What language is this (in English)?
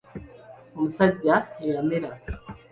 Ganda